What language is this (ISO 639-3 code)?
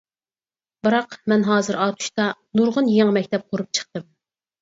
uig